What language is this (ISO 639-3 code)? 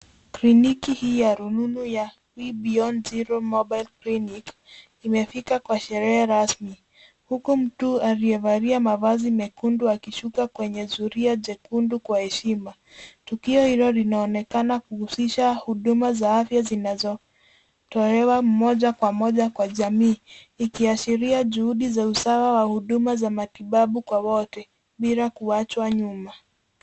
swa